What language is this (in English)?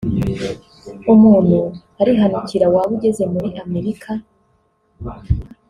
Kinyarwanda